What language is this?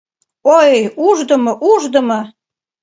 Mari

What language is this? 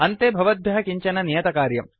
Sanskrit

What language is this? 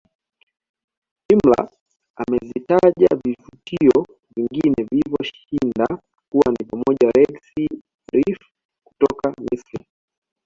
Swahili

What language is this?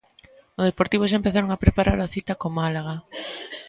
Galician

